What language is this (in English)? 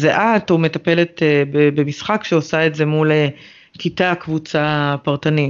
Hebrew